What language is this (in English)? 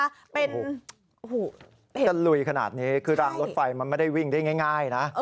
Thai